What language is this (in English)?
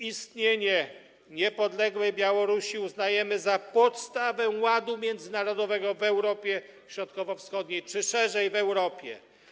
Polish